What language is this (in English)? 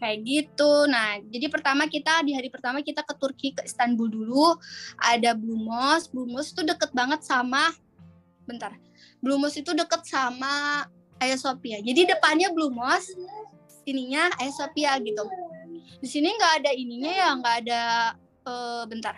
Indonesian